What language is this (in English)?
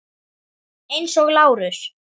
Icelandic